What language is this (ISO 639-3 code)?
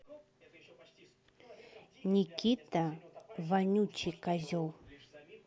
rus